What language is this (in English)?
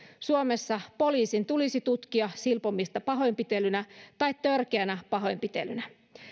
Finnish